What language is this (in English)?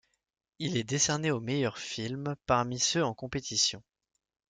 French